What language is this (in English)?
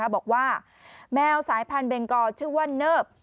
Thai